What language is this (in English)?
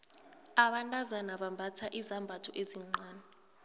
South Ndebele